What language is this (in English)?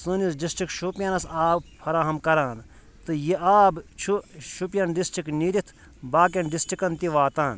Kashmiri